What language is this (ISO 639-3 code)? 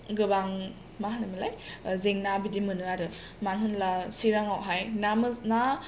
brx